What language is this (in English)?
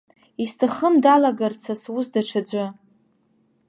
Abkhazian